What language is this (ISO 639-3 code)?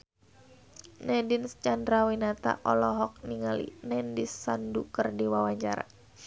sun